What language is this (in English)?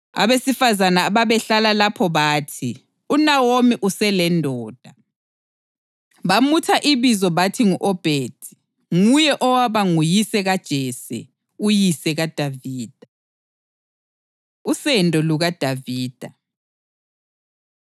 North Ndebele